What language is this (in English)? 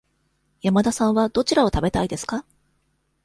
Japanese